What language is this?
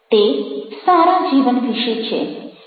Gujarati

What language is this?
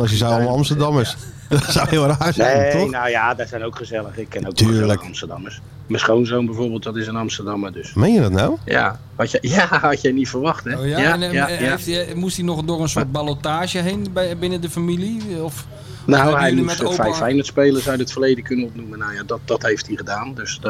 Dutch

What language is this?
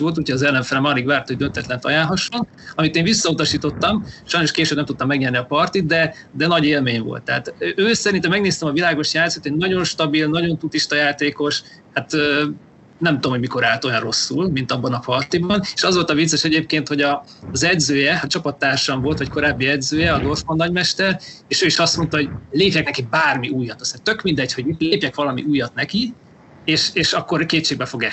Hungarian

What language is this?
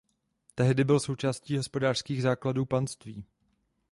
Czech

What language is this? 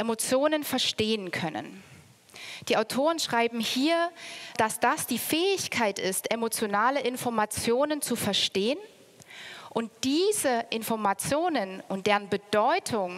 German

